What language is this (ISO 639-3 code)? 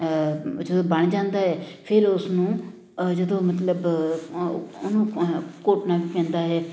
pan